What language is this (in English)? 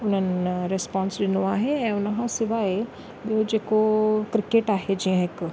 Sindhi